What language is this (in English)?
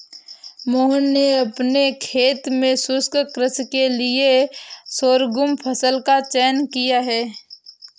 Hindi